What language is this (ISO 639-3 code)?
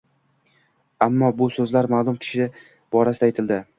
uzb